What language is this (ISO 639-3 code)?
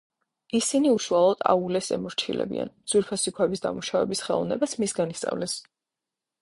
kat